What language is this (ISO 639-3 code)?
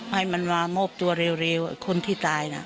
tha